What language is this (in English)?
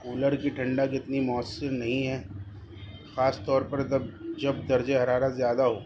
Urdu